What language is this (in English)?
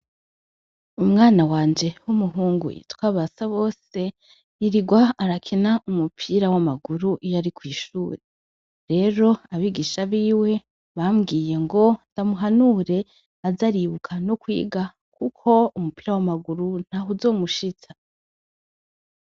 Rundi